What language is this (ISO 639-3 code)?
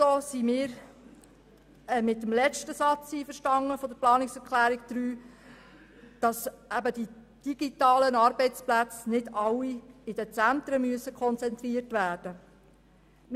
gsw